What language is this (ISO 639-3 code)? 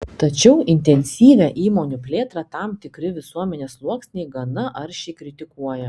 lit